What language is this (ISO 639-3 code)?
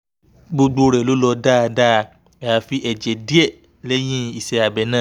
yor